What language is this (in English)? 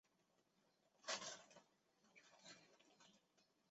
Chinese